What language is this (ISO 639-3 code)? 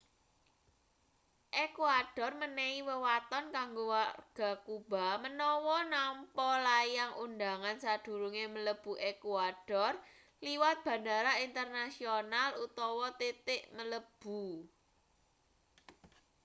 jav